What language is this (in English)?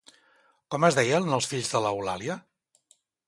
Catalan